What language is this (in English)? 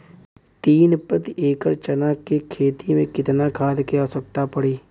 Bhojpuri